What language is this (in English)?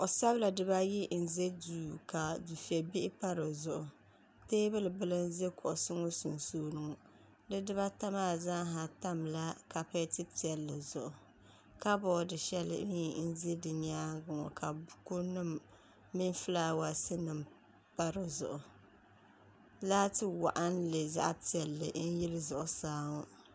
Dagbani